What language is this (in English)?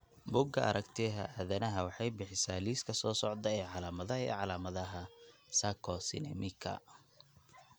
Somali